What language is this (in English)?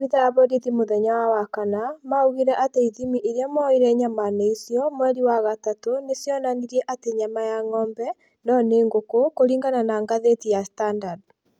Kikuyu